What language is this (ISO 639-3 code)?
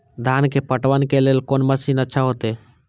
mai